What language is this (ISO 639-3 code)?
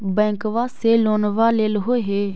mag